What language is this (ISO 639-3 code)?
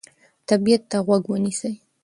pus